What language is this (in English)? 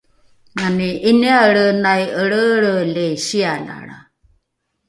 Rukai